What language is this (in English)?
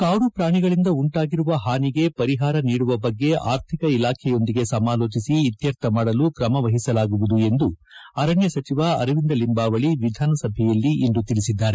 Kannada